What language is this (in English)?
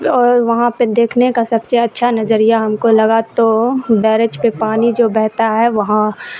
Urdu